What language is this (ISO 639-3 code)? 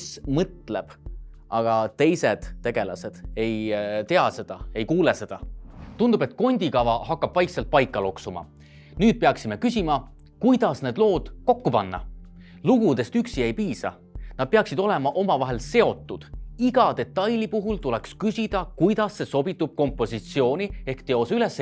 est